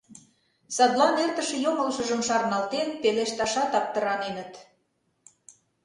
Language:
Mari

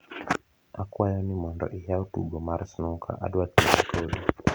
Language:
Luo (Kenya and Tanzania)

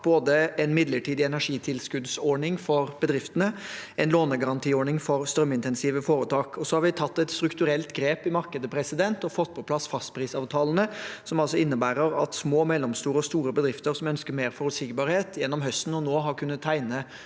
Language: Norwegian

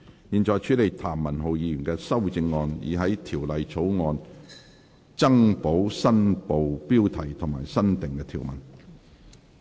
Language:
Cantonese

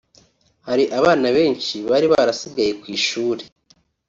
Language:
Kinyarwanda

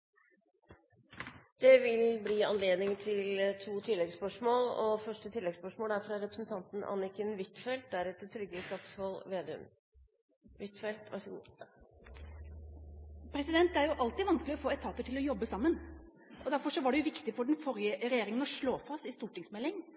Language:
Norwegian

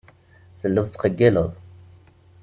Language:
Kabyle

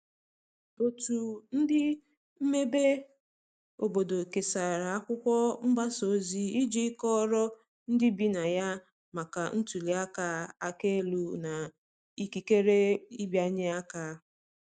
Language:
Igbo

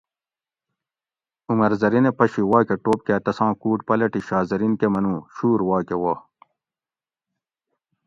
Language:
Gawri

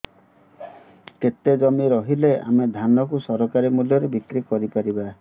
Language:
Odia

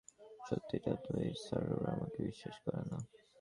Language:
Bangla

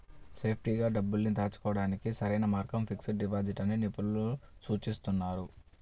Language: Telugu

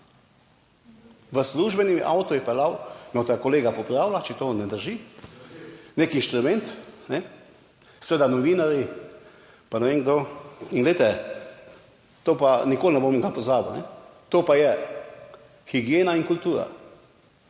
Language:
Slovenian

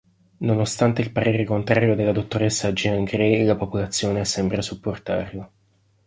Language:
Italian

